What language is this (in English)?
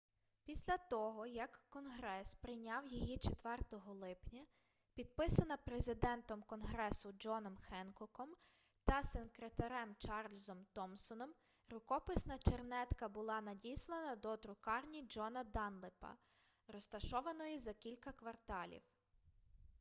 Ukrainian